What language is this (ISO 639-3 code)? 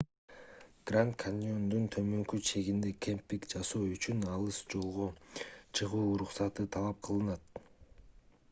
kir